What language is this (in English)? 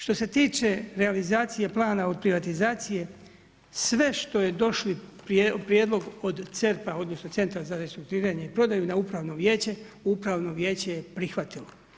Croatian